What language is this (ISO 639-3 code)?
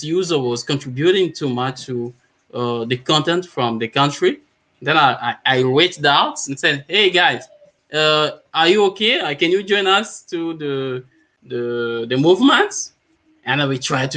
eng